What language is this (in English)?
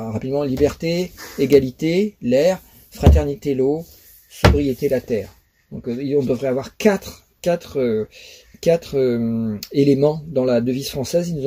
French